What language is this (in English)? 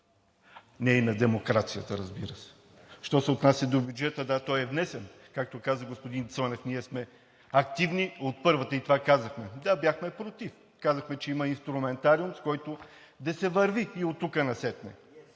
Bulgarian